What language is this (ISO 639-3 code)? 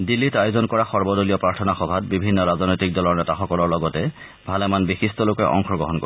asm